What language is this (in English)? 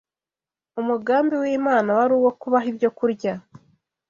Kinyarwanda